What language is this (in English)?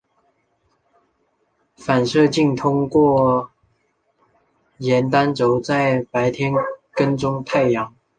Chinese